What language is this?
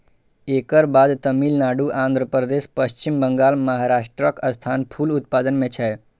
Maithili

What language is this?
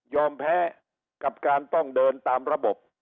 Thai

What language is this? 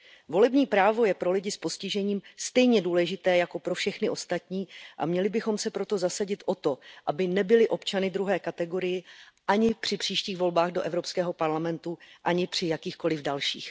Czech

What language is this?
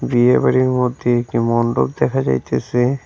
Bangla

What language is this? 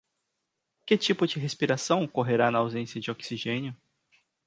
Portuguese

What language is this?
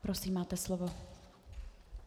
Czech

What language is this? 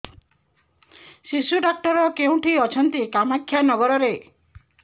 Odia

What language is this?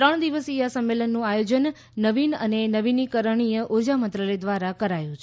Gujarati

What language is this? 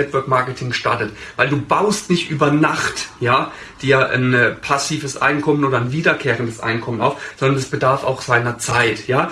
German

